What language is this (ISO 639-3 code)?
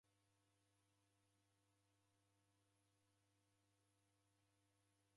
dav